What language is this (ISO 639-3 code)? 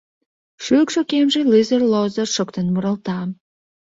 chm